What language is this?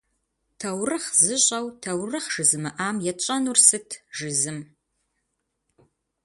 Kabardian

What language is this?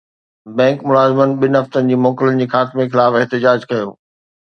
Sindhi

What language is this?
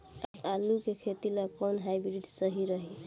Bhojpuri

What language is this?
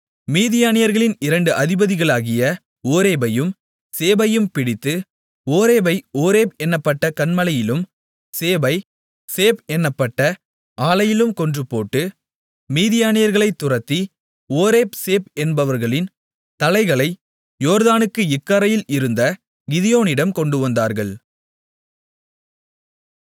Tamil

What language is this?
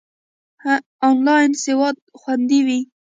Pashto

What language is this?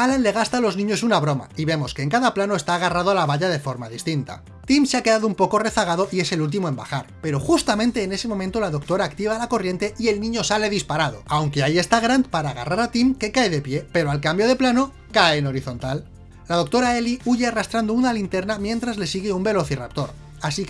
Spanish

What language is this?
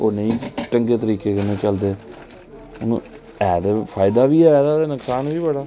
Dogri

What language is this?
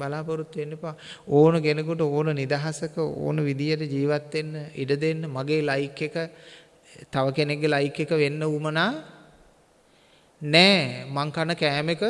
Sinhala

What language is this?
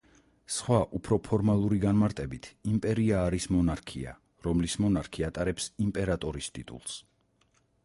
Georgian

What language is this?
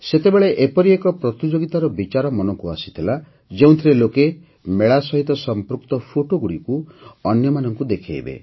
Odia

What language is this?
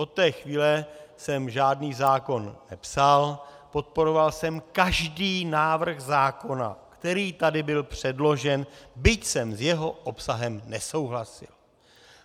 Czech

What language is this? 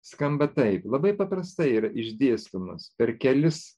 Lithuanian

